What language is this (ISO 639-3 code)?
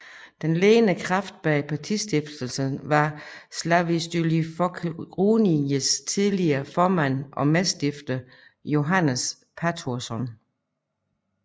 dan